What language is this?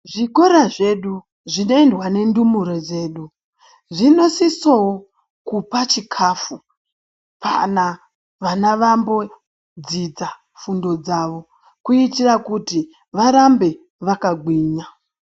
Ndau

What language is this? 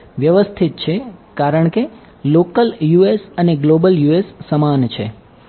Gujarati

